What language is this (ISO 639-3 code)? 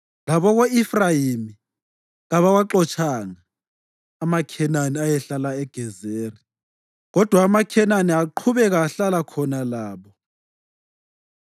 nde